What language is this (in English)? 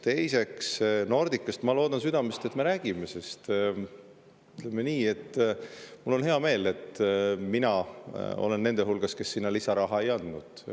Estonian